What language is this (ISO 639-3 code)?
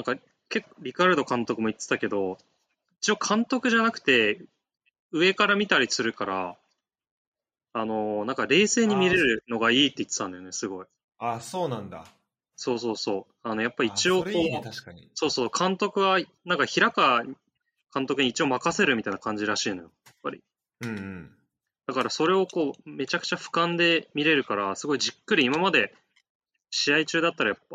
jpn